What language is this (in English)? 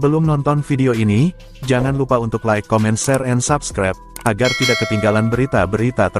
Indonesian